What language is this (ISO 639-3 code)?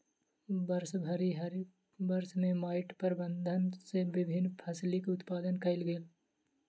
mai